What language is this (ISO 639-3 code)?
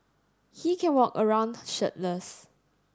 eng